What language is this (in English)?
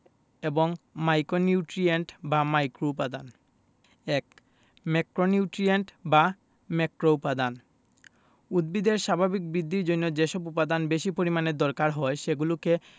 Bangla